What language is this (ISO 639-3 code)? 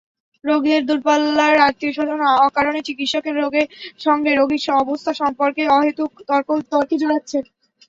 ben